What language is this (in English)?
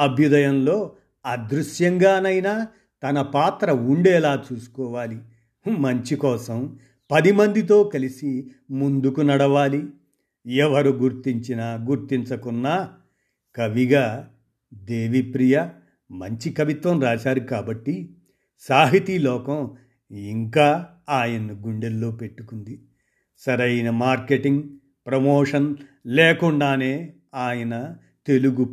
Telugu